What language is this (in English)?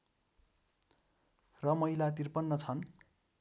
Nepali